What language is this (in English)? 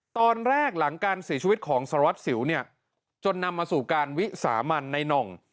Thai